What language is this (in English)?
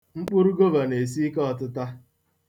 Igbo